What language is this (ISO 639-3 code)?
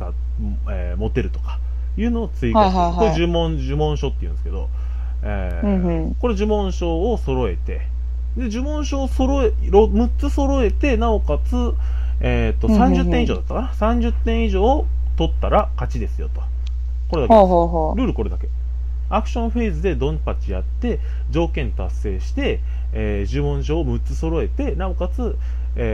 jpn